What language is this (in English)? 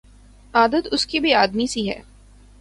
Urdu